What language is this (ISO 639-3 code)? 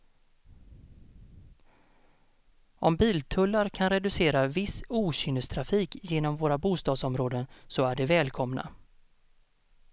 swe